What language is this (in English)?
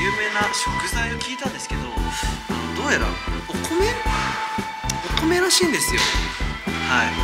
Japanese